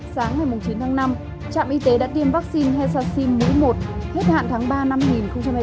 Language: Vietnamese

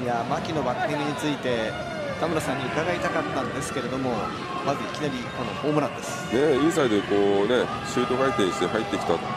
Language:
Japanese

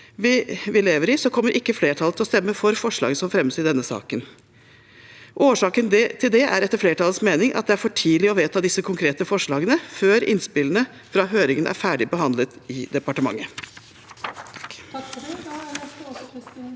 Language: Norwegian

